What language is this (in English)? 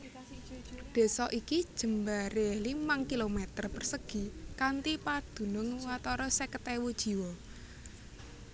Javanese